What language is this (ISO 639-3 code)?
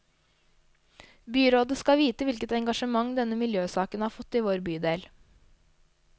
nor